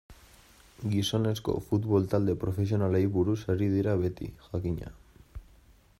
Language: Basque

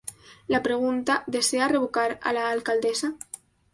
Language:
Spanish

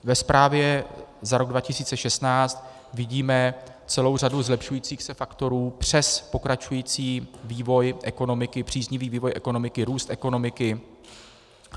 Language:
Czech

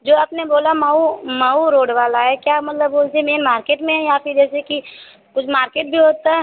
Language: Hindi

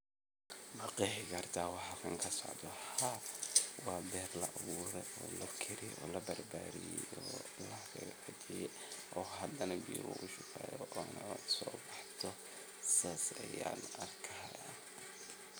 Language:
Somali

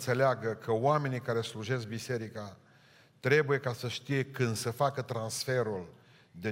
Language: Romanian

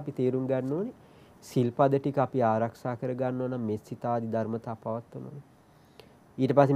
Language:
Turkish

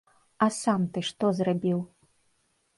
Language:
Belarusian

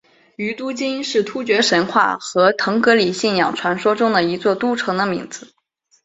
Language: Chinese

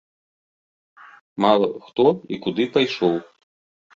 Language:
Belarusian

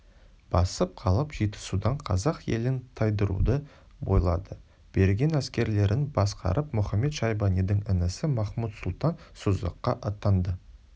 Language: Kazakh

